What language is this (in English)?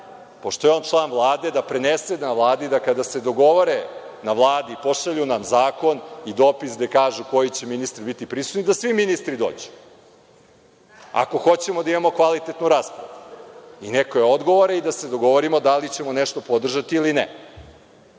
Serbian